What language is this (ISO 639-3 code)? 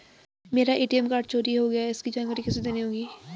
hin